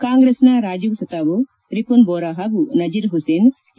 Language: Kannada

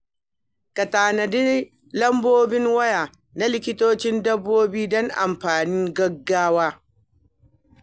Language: Hausa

